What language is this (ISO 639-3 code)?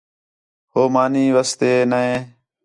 xhe